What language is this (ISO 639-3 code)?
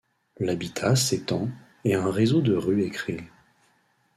fra